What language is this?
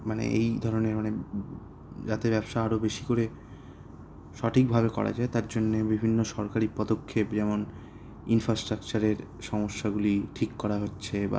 Bangla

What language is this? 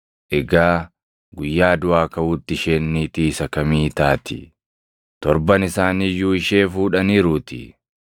Oromo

